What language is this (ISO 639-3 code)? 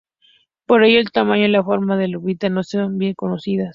spa